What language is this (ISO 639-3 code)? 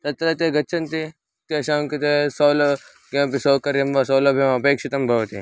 san